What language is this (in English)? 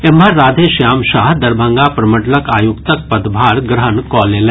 Maithili